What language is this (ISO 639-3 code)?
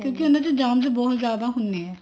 pan